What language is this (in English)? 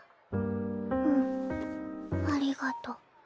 Japanese